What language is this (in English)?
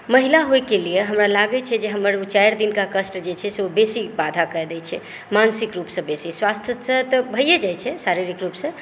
Maithili